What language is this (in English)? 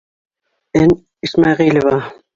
Bashkir